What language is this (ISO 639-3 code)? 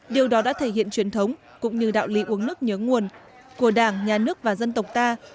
vie